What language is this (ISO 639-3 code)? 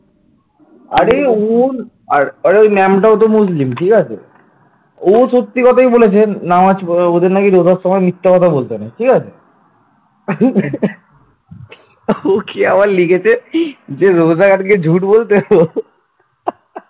ben